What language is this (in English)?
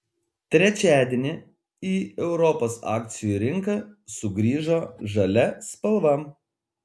Lithuanian